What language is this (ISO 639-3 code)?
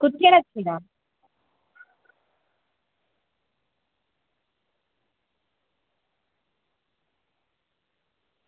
doi